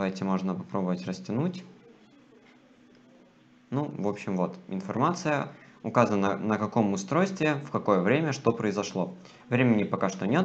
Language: Russian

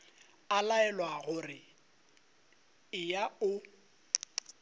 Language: Northern Sotho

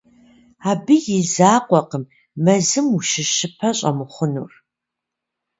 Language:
Kabardian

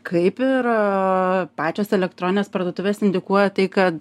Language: Lithuanian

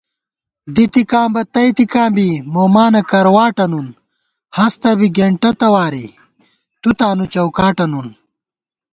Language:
Gawar-Bati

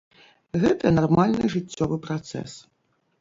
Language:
Belarusian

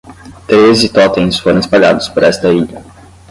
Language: Portuguese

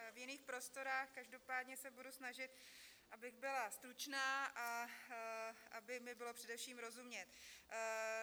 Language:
Czech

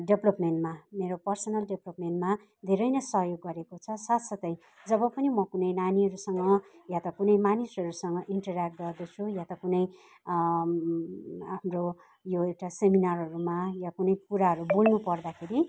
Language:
Nepali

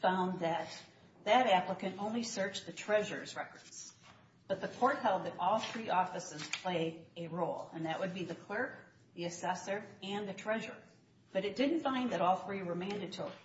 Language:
English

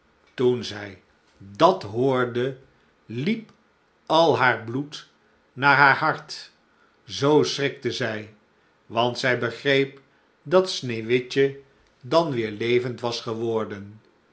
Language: Dutch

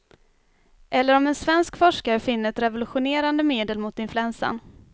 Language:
Swedish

